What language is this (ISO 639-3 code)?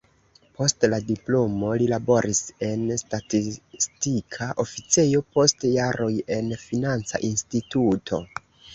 epo